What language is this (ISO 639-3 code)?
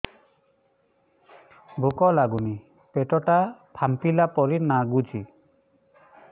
ori